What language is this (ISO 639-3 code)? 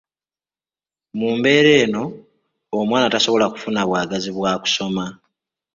lug